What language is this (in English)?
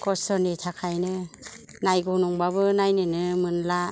Bodo